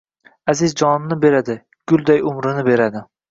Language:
Uzbek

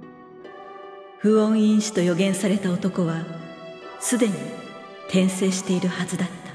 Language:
Japanese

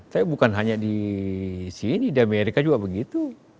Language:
Indonesian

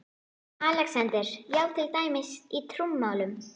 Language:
Icelandic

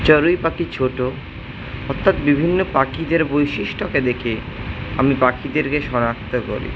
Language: Bangla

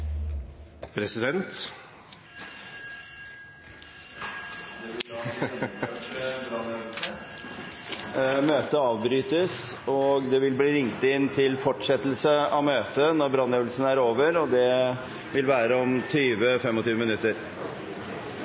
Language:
Norwegian Bokmål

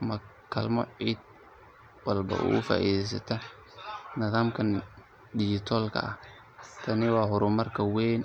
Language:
Somali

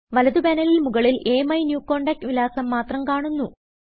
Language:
Malayalam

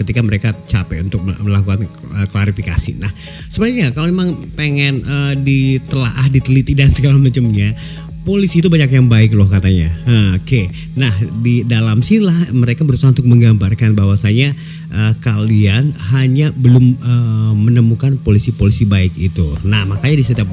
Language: Indonesian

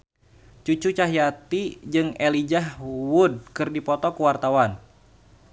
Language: Sundanese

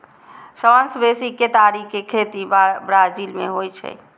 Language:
Maithili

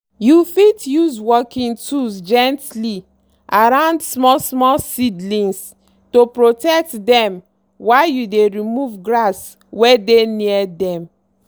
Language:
Nigerian Pidgin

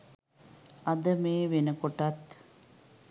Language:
Sinhala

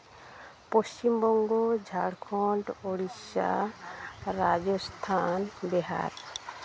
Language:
Santali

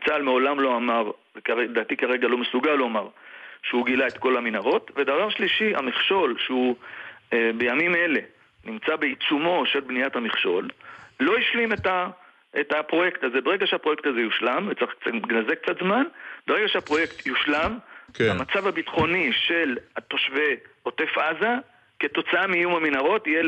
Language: Hebrew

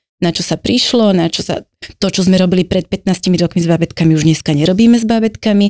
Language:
Slovak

